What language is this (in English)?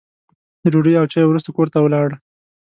Pashto